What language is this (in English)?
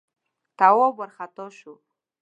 Pashto